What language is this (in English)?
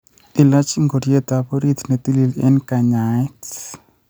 Kalenjin